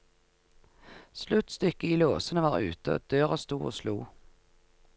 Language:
Norwegian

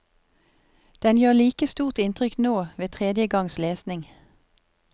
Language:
Norwegian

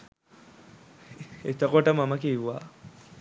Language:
Sinhala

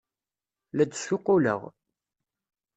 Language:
Kabyle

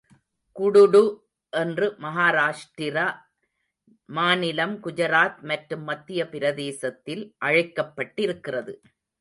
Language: Tamil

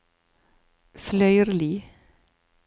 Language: Norwegian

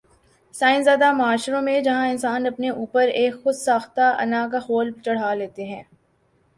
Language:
Urdu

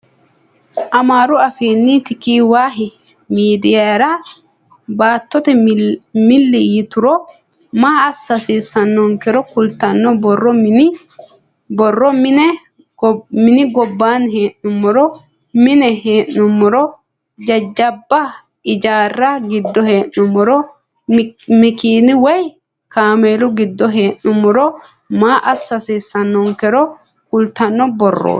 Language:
Sidamo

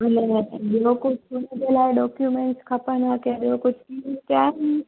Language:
Sindhi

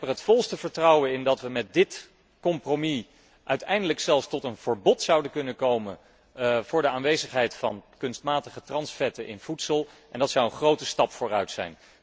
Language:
Dutch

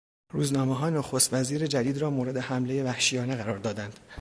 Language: Persian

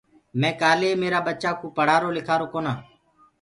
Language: Gurgula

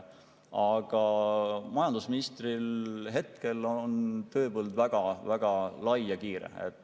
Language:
Estonian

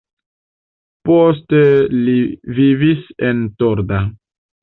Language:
Esperanto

